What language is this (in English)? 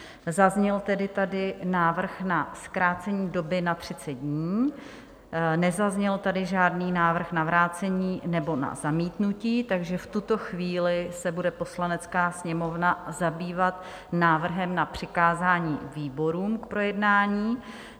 Czech